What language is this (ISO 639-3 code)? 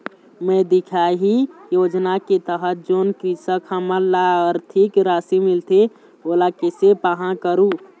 hne